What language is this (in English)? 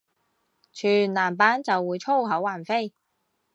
Cantonese